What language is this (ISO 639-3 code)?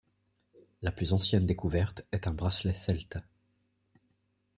fra